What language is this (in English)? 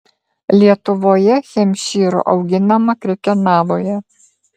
Lithuanian